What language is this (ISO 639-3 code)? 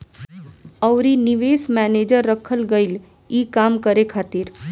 bho